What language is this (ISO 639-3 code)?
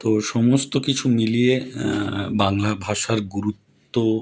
ben